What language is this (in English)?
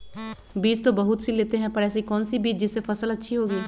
Magahi